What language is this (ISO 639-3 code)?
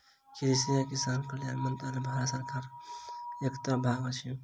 mai